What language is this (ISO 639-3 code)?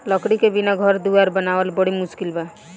bho